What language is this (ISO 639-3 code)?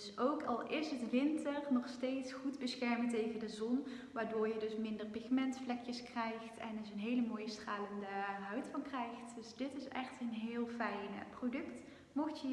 nld